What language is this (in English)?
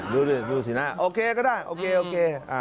Thai